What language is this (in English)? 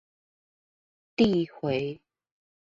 Chinese